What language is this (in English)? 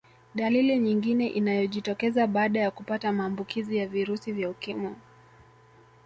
Swahili